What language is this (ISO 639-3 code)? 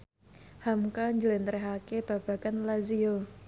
jav